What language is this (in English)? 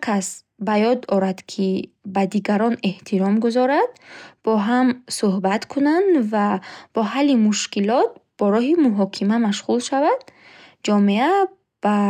Bukharic